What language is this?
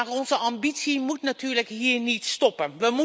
Dutch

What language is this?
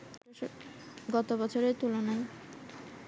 Bangla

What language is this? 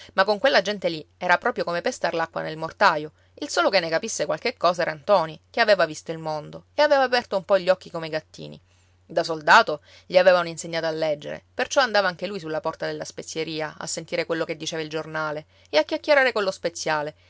Italian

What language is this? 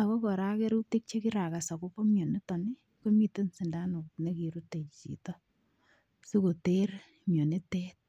Kalenjin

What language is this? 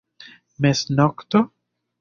Esperanto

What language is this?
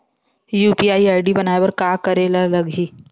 Chhattisgarhi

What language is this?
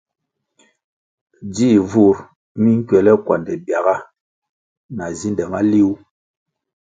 Kwasio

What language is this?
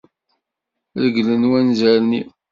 Kabyle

